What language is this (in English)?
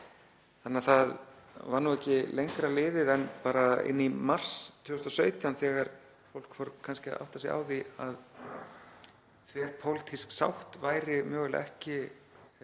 Icelandic